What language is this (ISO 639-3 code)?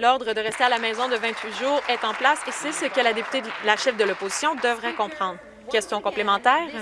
fra